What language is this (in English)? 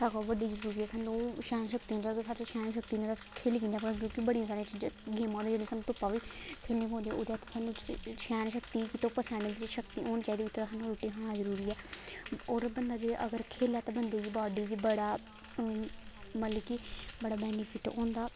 Dogri